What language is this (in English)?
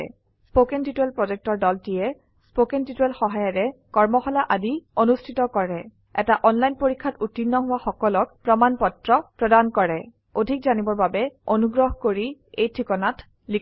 Assamese